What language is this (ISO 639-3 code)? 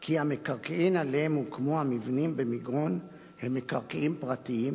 heb